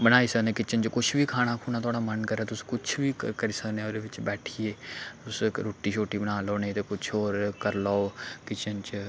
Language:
Dogri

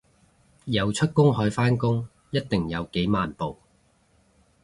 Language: Cantonese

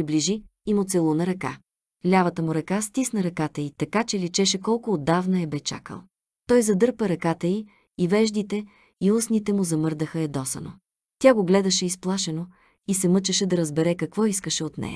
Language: Bulgarian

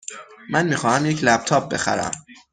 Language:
Persian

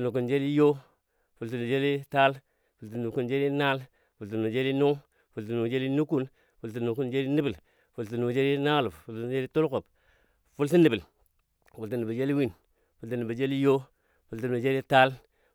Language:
Dadiya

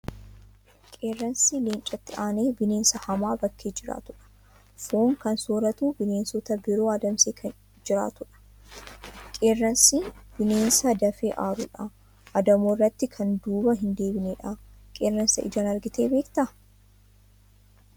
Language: Oromo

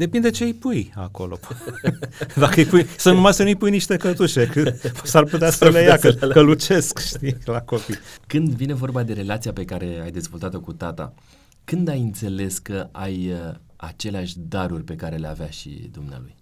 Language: Romanian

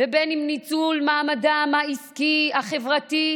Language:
Hebrew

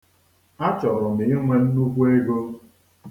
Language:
Igbo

